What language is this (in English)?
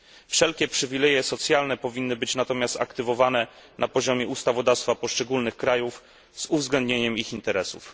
Polish